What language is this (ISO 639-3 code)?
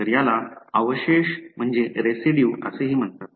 mar